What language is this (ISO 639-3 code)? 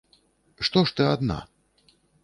bel